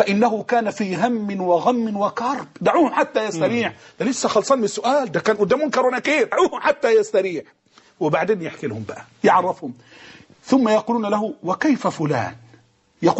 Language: Arabic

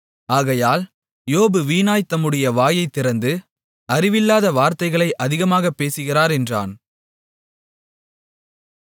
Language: Tamil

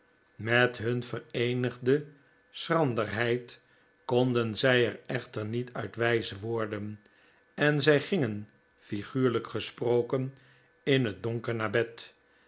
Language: Dutch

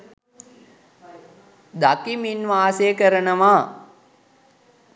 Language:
Sinhala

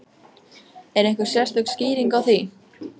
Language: Icelandic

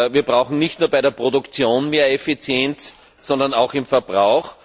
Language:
German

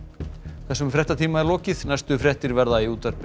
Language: Icelandic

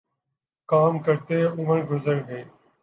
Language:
Urdu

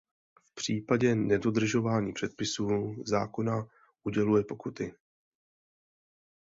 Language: Czech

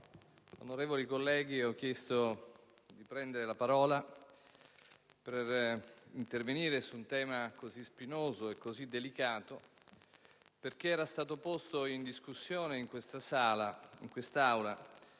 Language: Italian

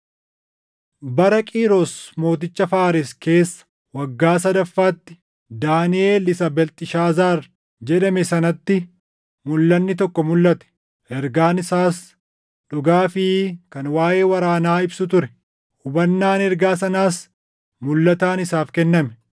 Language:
Oromo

